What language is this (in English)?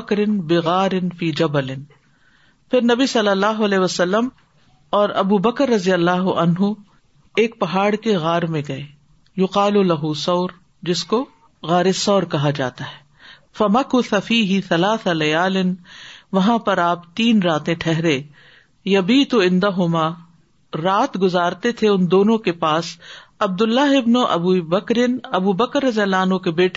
Urdu